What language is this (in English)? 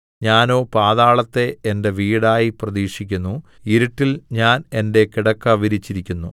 Malayalam